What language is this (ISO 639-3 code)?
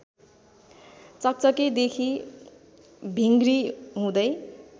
nep